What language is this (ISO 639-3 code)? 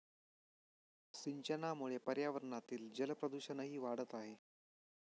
mar